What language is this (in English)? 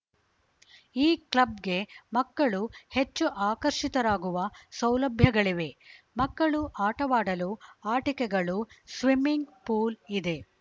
Kannada